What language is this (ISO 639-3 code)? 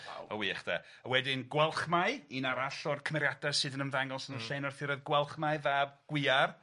cym